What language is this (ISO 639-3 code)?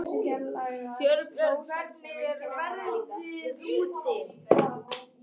isl